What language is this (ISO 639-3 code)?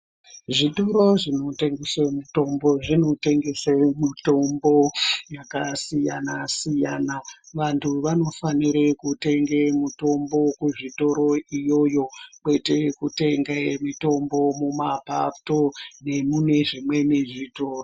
ndc